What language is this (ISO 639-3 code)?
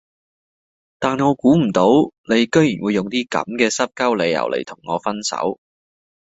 yue